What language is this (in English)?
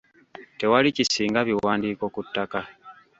Ganda